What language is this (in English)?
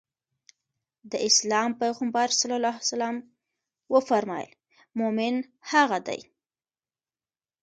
Pashto